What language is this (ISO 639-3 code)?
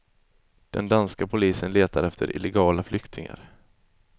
swe